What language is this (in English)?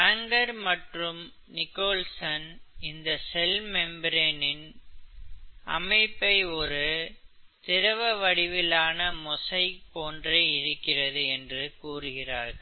Tamil